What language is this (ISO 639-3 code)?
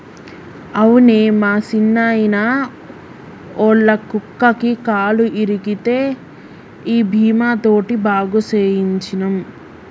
tel